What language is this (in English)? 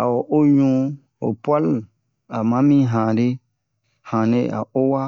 Bomu